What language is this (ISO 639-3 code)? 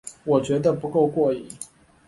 zho